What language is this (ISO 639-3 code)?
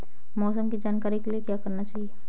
hin